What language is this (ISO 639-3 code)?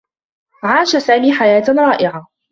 ara